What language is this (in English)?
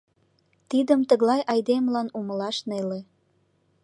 Mari